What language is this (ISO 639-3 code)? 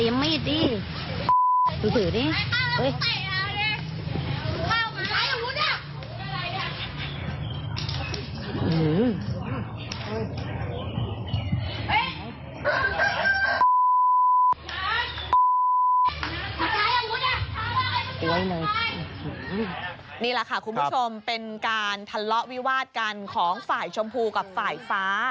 tha